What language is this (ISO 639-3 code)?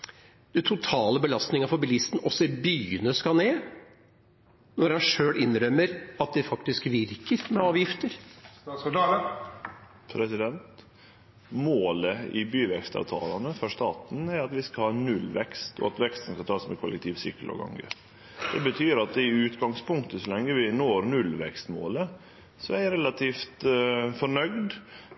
nor